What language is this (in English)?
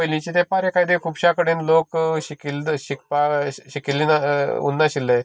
Konkani